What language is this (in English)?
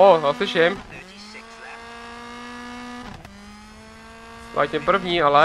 Czech